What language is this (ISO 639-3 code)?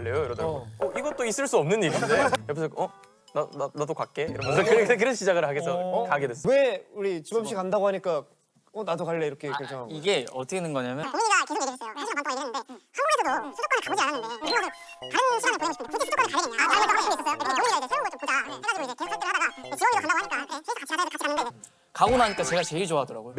kor